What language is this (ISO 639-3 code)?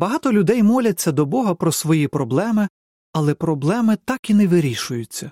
ukr